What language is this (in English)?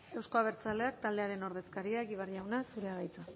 Basque